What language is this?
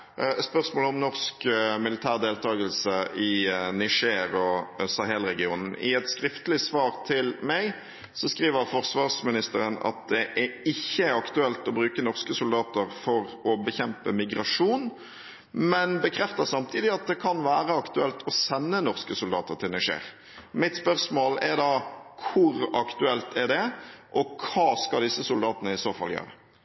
Norwegian Bokmål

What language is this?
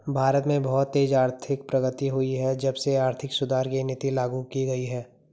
Hindi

